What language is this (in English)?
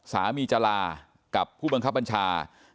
Thai